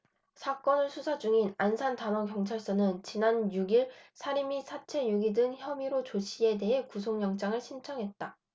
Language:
Korean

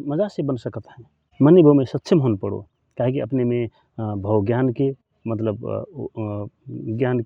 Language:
Rana Tharu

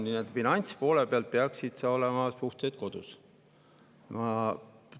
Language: Estonian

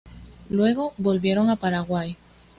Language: Spanish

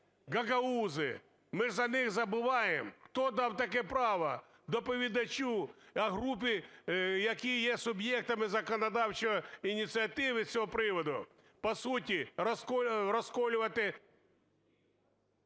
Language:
Ukrainian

